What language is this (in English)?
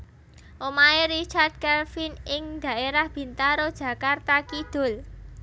Javanese